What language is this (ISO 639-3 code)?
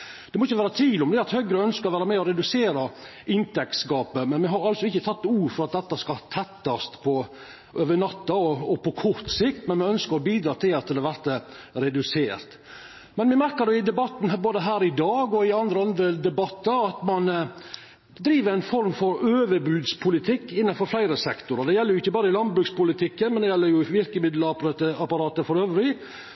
nno